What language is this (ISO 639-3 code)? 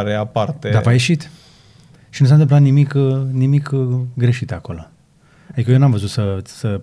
ron